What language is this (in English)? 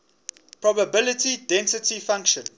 English